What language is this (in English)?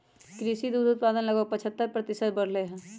Magahi